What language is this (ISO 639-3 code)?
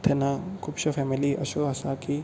kok